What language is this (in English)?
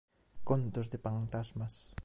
Galician